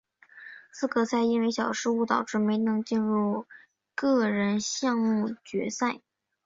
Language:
Chinese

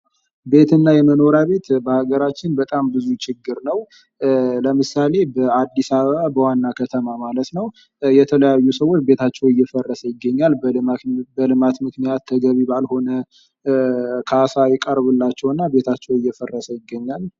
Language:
Amharic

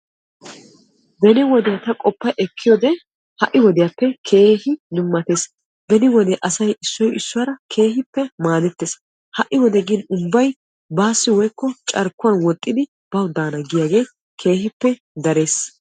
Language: Wolaytta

